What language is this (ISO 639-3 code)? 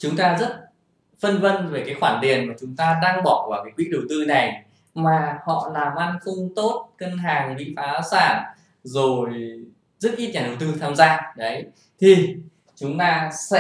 vie